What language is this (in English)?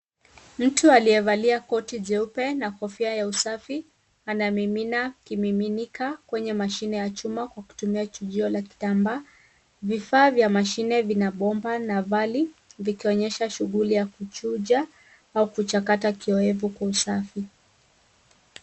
Swahili